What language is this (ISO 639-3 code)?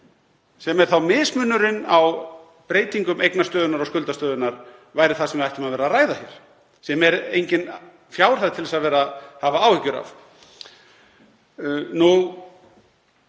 isl